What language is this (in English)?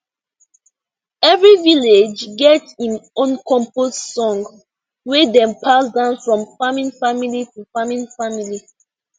Nigerian Pidgin